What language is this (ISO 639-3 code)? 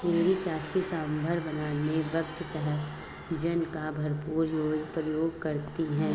hin